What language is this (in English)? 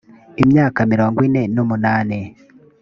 Kinyarwanda